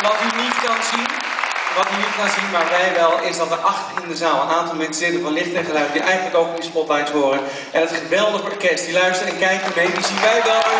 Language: Dutch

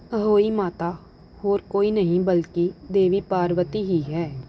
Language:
Punjabi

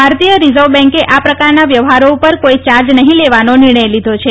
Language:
Gujarati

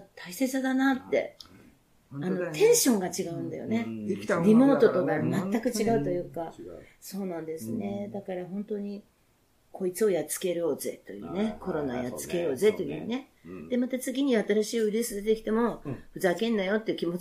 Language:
Japanese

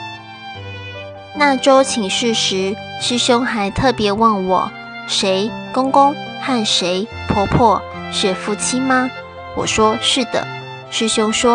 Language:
Chinese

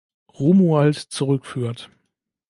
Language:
German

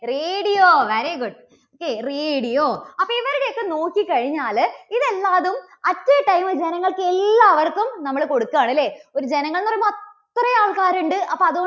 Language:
Malayalam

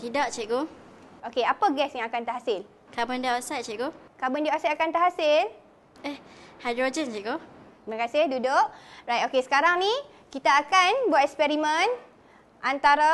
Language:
Malay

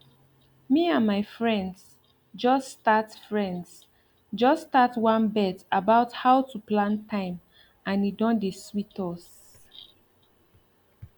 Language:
Nigerian Pidgin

